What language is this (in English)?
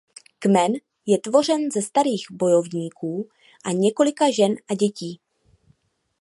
Czech